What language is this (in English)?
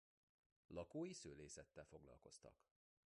Hungarian